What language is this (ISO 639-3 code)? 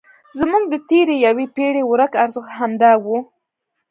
pus